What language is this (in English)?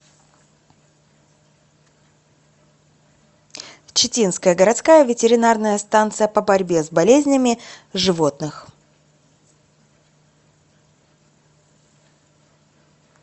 Russian